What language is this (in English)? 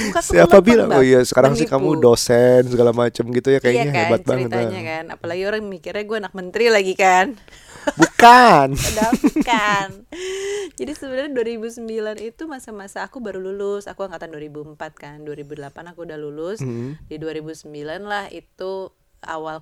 Indonesian